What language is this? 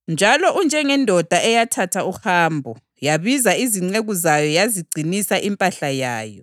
North Ndebele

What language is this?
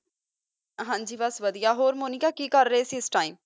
Punjabi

